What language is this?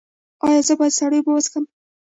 Pashto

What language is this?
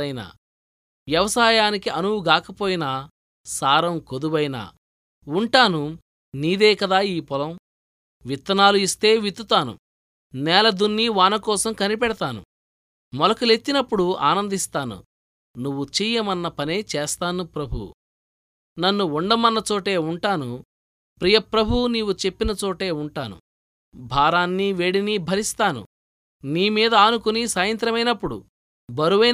Telugu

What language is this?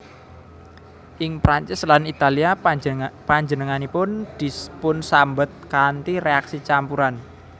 Javanese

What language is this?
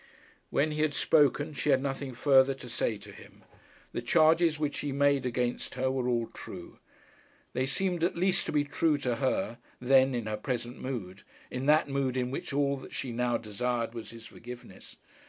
English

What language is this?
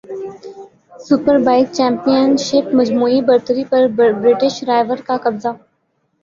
Urdu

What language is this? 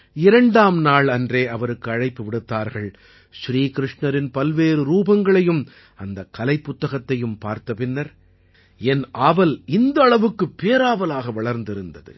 Tamil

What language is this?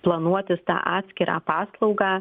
Lithuanian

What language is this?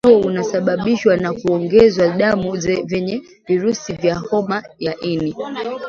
Swahili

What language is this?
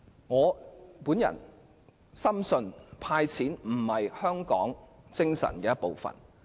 Cantonese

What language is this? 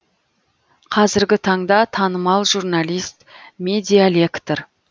Kazakh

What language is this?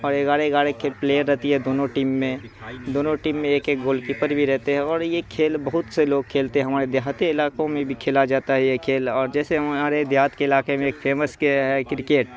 Urdu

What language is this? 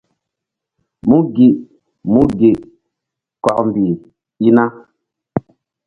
Mbum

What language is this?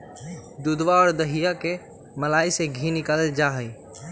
Magahi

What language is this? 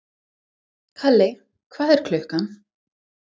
Icelandic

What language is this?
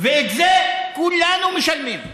Hebrew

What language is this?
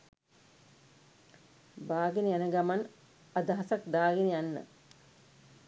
Sinhala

